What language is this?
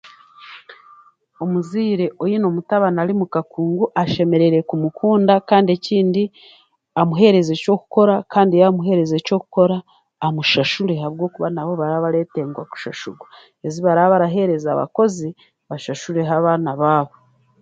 Chiga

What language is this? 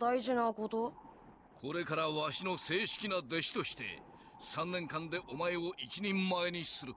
Japanese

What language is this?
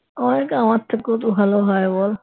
Bangla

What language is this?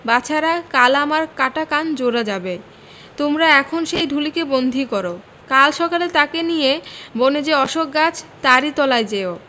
Bangla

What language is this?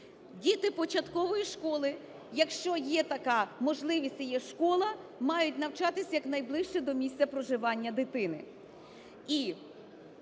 Ukrainian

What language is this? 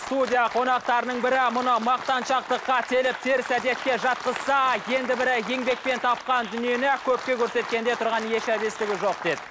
Kazakh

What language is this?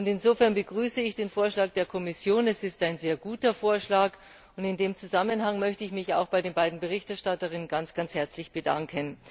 German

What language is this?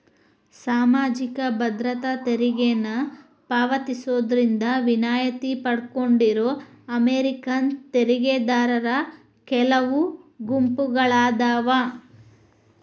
Kannada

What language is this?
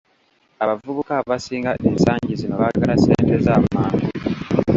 Ganda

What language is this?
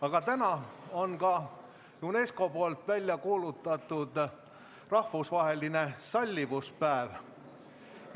Estonian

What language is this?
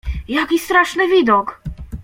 Polish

